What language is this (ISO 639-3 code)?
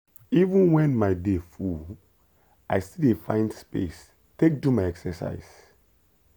pcm